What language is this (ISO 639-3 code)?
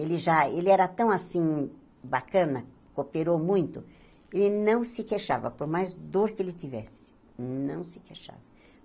por